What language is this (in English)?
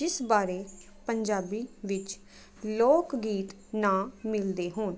Punjabi